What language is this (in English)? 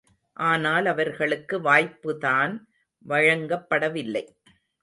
Tamil